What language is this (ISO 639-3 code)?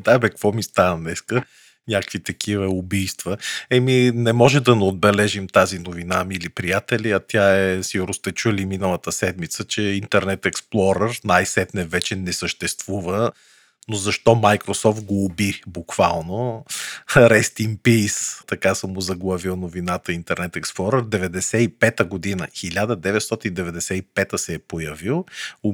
bul